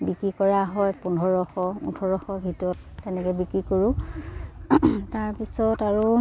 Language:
Assamese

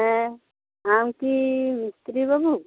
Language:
Santali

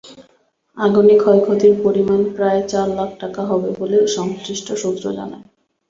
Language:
Bangla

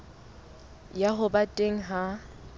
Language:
Southern Sotho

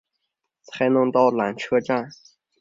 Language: Chinese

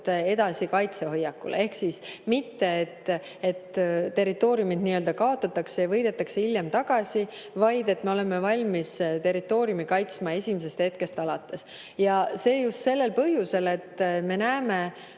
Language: Estonian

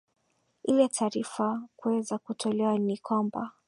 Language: Swahili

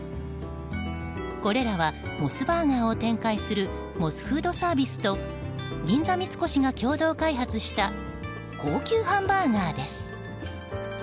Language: Japanese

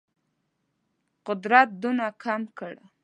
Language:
Pashto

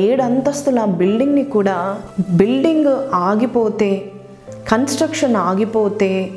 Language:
Telugu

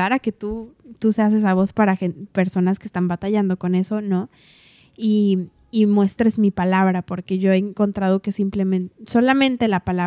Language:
Spanish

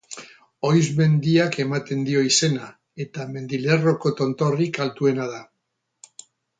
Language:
Basque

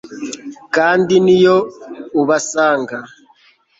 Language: Kinyarwanda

